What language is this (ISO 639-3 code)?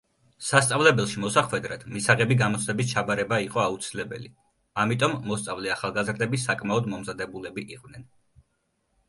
kat